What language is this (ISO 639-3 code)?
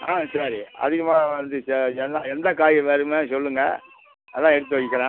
tam